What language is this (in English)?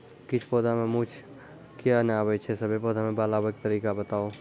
Maithili